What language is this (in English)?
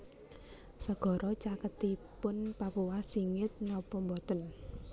Javanese